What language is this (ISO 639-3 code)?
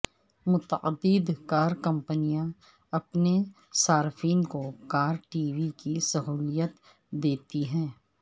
urd